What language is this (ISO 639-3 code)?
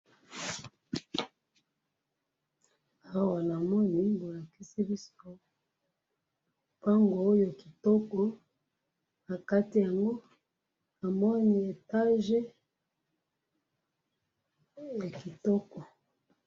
lin